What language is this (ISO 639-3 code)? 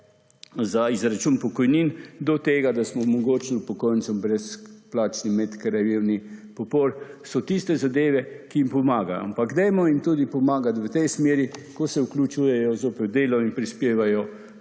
slv